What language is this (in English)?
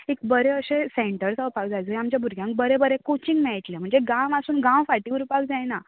Konkani